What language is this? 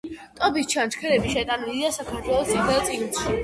Georgian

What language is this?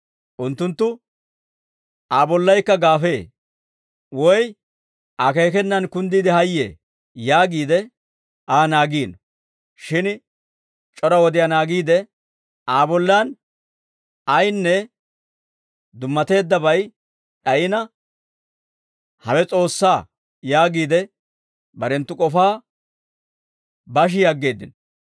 Dawro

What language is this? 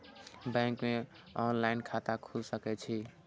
Maithili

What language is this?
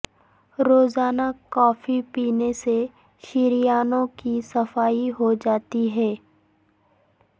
Urdu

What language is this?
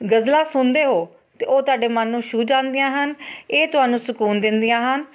Punjabi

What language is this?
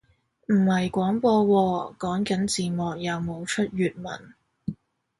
Cantonese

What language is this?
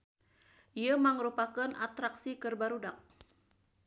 Sundanese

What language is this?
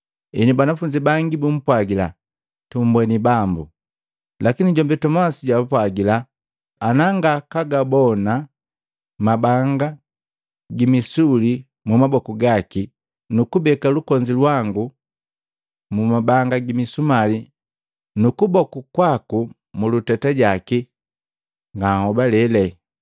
Matengo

